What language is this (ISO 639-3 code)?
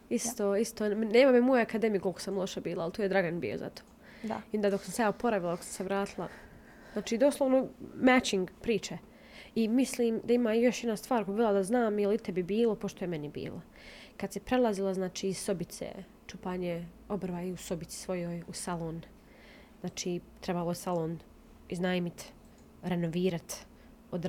hrv